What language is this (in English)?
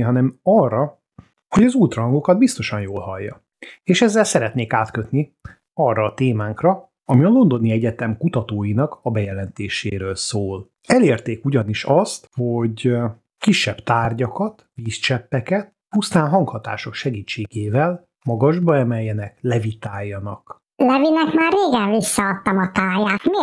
Hungarian